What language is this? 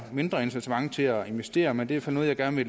Danish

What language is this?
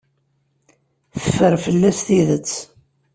Kabyle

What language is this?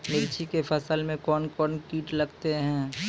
Maithili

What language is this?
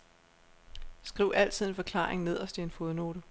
Danish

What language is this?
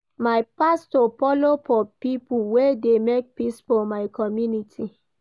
Nigerian Pidgin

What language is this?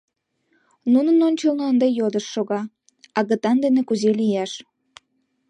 Mari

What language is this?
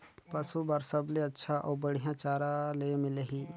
Chhattisgarhi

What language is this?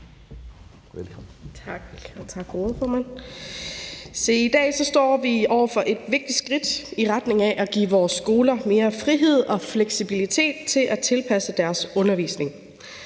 Danish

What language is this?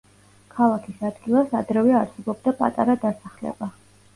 Georgian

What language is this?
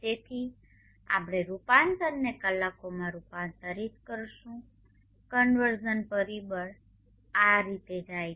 Gujarati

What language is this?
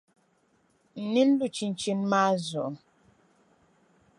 Dagbani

